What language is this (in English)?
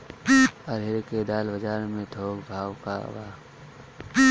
Bhojpuri